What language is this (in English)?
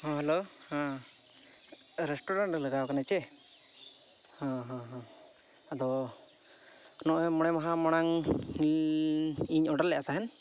Santali